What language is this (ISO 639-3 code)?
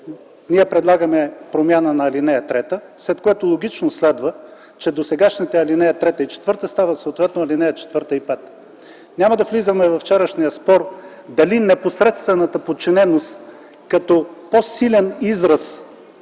bul